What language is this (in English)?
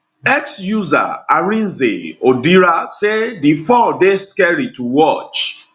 Nigerian Pidgin